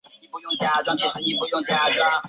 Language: Chinese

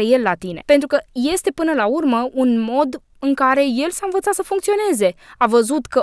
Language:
Romanian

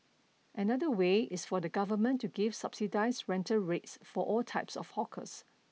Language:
English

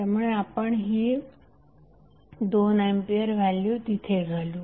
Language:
Marathi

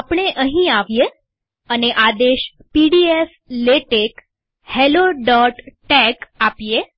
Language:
Gujarati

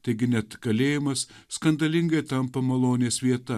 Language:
Lithuanian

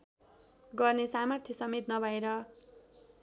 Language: Nepali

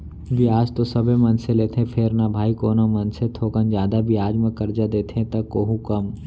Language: Chhattisgarhi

